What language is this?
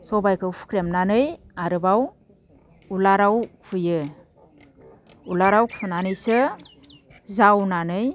Bodo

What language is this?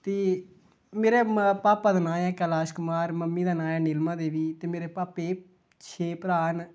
Dogri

